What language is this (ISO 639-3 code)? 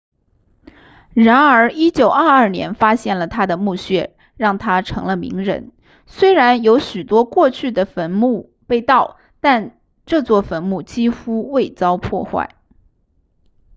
zho